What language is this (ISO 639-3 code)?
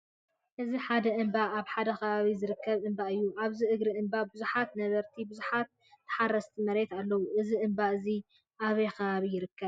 tir